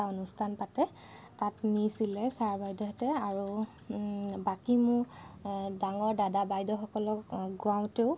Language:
Assamese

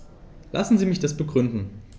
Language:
German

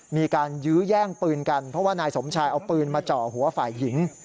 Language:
Thai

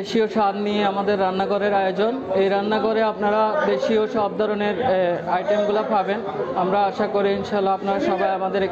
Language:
Romanian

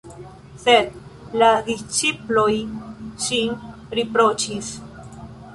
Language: Esperanto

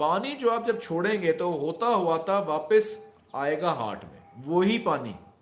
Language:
Hindi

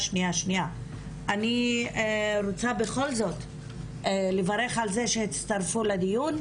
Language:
Hebrew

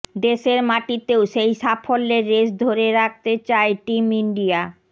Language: Bangla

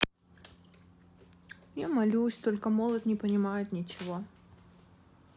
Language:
Russian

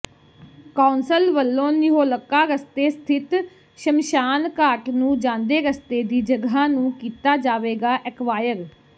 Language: Punjabi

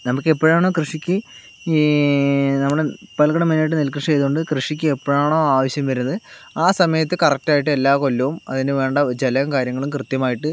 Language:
Malayalam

